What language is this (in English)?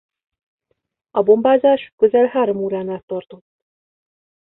Hungarian